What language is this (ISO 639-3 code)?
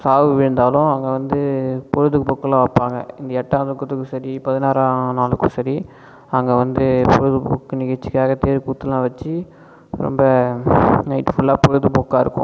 tam